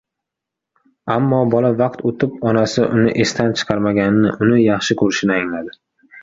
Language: Uzbek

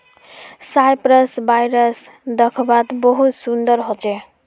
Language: Magahi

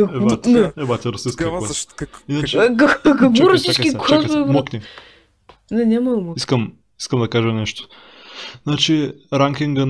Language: Bulgarian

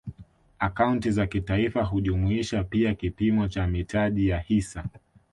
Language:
Swahili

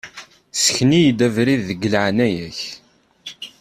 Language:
Kabyle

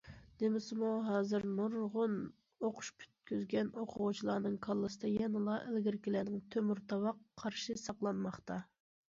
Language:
Uyghur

